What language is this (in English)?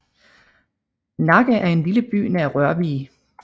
Danish